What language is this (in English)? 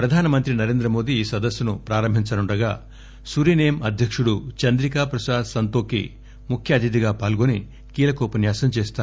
Telugu